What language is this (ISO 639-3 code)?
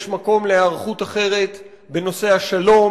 heb